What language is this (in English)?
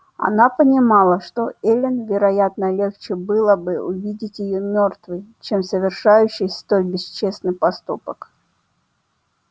Russian